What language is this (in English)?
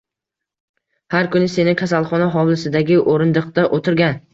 Uzbek